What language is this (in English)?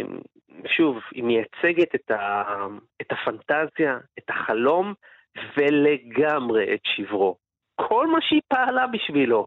Hebrew